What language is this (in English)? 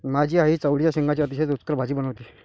Marathi